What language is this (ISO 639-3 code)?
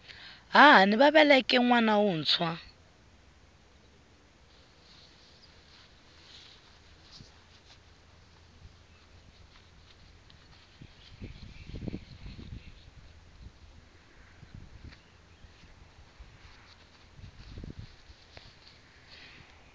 tso